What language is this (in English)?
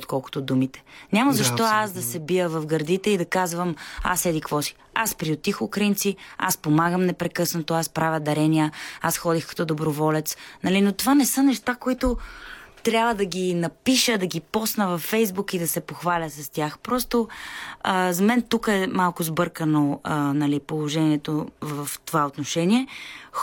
Bulgarian